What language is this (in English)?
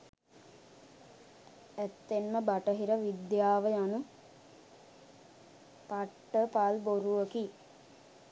Sinhala